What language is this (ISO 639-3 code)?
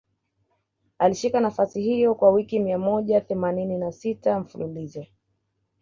swa